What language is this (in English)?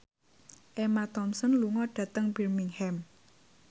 Javanese